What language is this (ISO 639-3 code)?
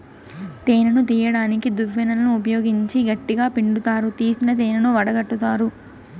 tel